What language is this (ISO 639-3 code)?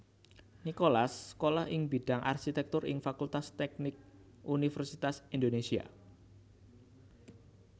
jav